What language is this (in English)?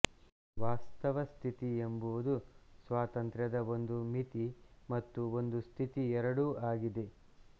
Kannada